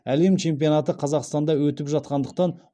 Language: Kazakh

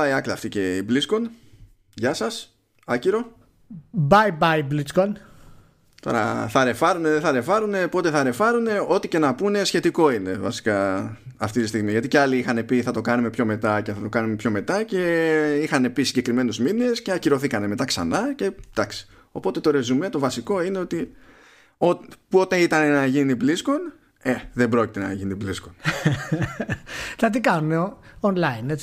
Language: Greek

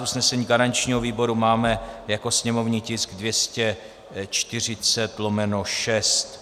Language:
Czech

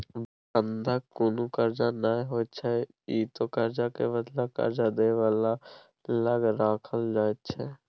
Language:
Maithili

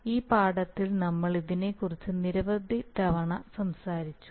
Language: Malayalam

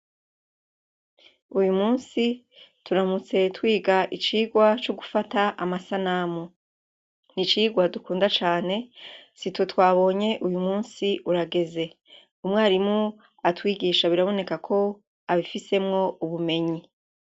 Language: Rundi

